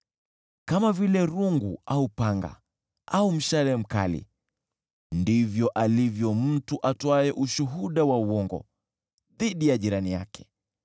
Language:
Swahili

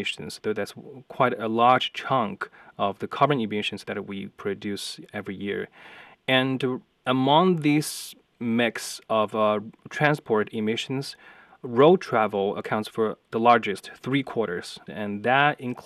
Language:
English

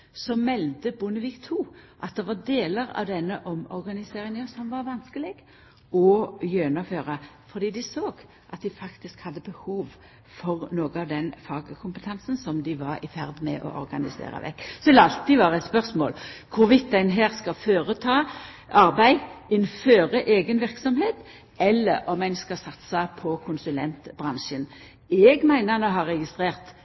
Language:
Norwegian Nynorsk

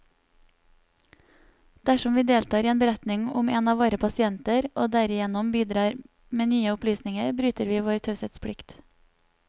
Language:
Norwegian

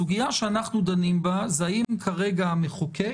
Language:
Hebrew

